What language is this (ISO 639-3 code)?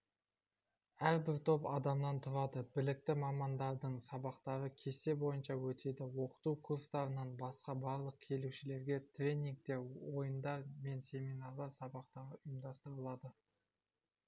kaz